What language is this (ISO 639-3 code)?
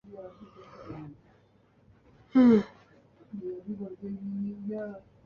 urd